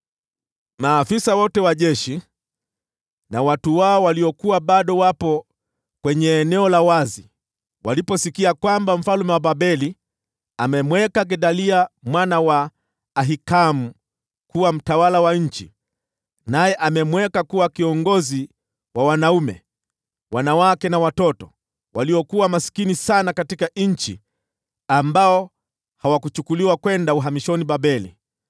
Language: Swahili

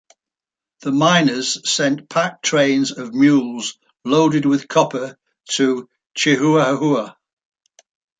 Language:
English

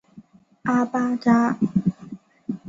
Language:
Chinese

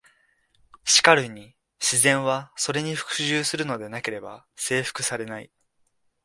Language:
Japanese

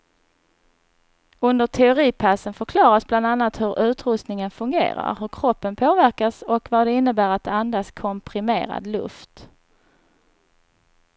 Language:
Swedish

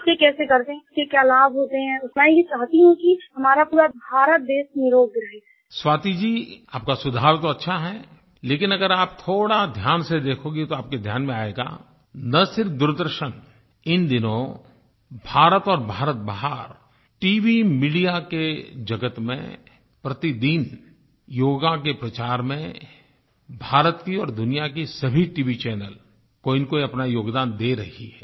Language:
Hindi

